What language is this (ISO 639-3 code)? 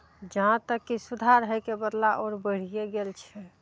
mai